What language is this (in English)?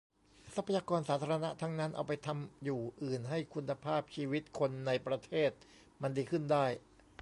Thai